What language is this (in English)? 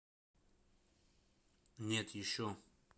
Russian